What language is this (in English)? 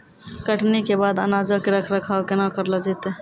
Maithili